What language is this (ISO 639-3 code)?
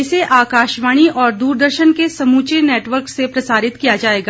hin